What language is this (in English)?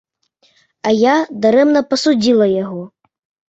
Belarusian